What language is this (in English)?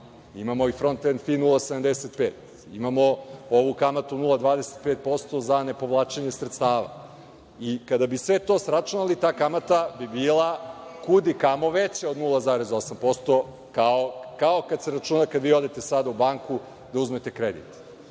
Serbian